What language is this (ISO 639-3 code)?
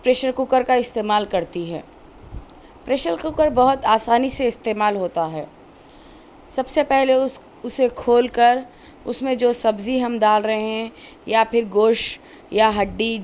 urd